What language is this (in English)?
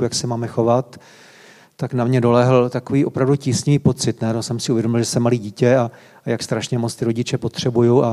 Czech